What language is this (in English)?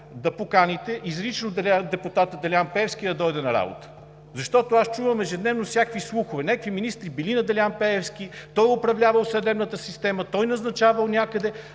Bulgarian